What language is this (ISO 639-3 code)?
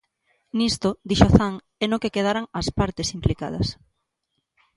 glg